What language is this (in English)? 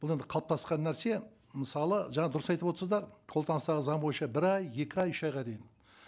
Kazakh